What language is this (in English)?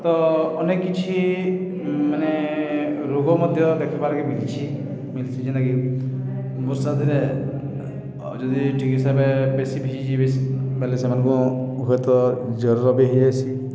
Odia